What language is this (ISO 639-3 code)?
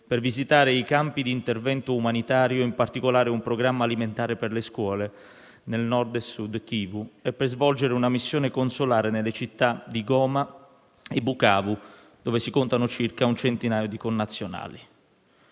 ita